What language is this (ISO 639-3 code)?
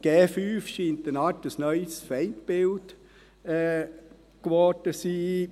gsw